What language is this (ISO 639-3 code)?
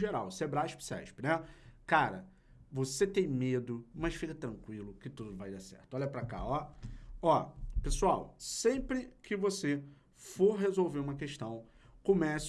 por